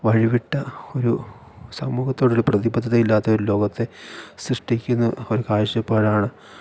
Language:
Malayalam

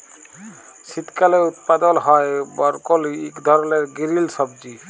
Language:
Bangla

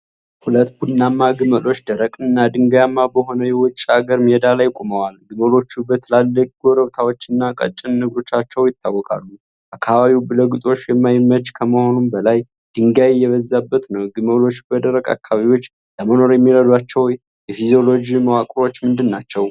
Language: Amharic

